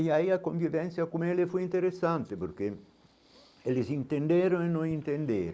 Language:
Portuguese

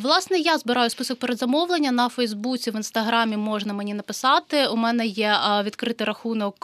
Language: Ukrainian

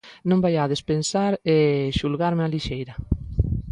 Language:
Galician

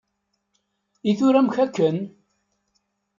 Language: Kabyle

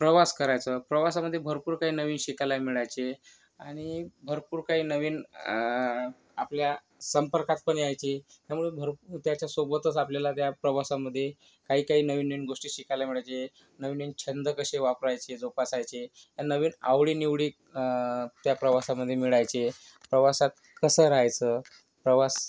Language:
Marathi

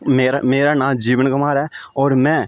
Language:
Dogri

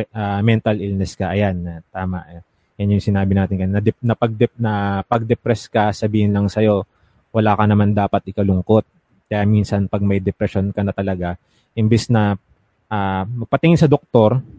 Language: Filipino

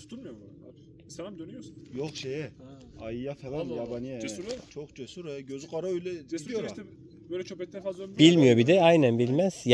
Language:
Turkish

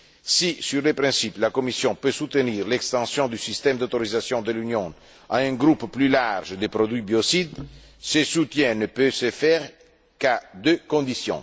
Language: French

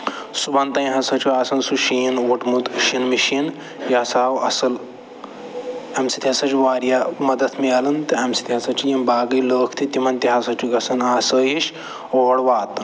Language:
Kashmiri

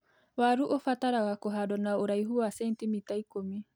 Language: Kikuyu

